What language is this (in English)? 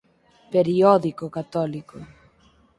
Galician